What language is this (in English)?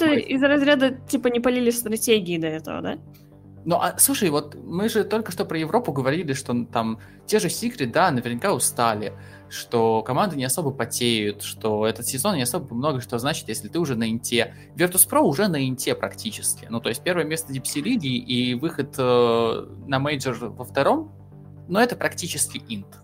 Russian